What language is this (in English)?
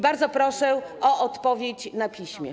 Polish